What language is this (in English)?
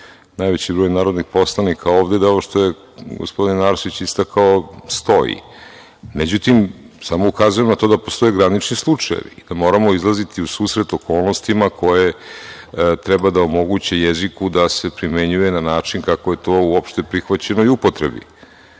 Serbian